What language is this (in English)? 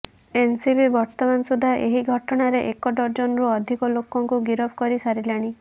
Odia